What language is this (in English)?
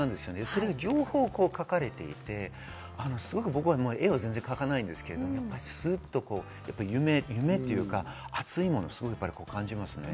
Japanese